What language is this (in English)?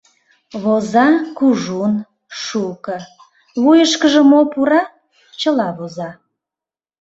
Mari